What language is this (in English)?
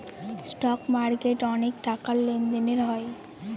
Bangla